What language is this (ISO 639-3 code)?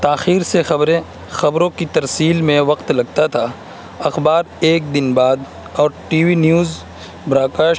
urd